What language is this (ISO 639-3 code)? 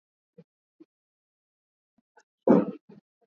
swa